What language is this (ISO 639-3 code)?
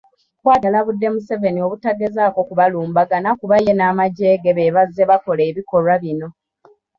lug